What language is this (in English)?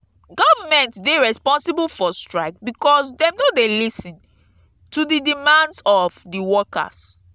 Nigerian Pidgin